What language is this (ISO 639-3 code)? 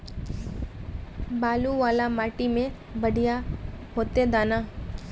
mag